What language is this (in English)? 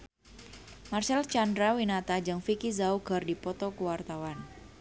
Sundanese